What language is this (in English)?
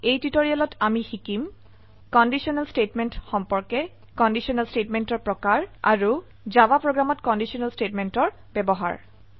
Assamese